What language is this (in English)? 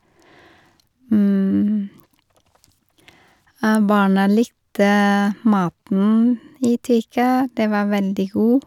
Norwegian